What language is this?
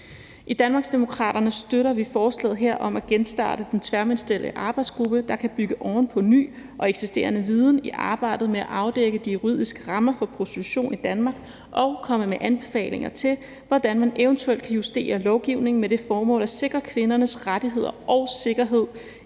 Danish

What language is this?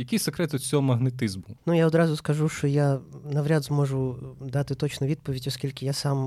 Ukrainian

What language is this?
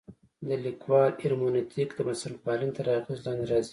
Pashto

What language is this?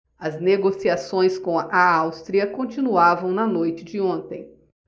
Portuguese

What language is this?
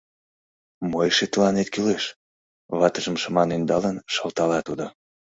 Mari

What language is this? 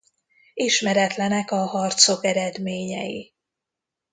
Hungarian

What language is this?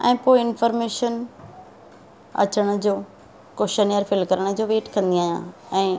Sindhi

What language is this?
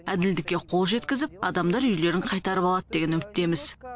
Kazakh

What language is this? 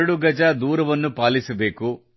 Kannada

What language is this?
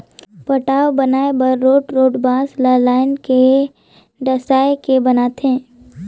Chhattisgarhi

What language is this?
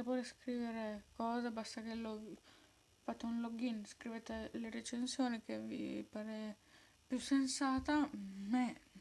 Italian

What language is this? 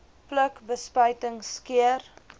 Afrikaans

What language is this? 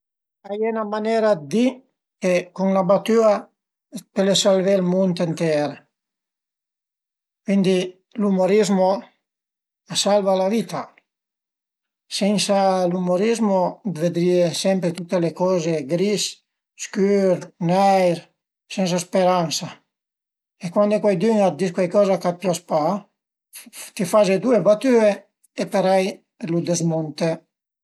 Piedmontese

